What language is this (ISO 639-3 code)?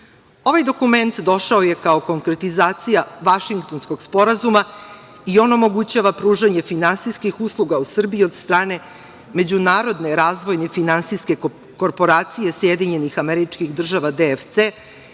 srp